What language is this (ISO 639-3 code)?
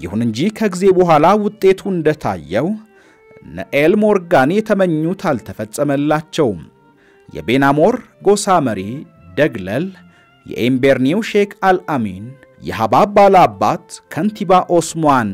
ara